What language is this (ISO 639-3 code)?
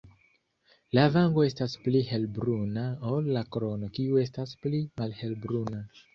epo